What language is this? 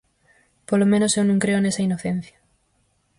Galician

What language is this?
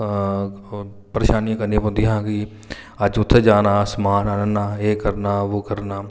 Dogri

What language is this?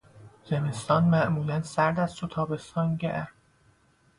Persian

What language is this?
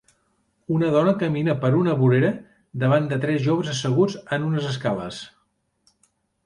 Catalan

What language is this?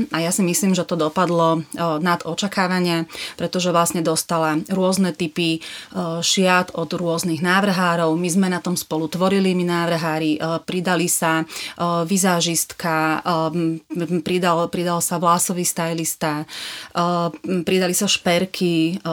Slovak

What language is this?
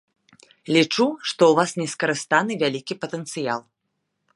Belarusian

